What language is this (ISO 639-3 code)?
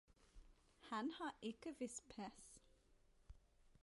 dan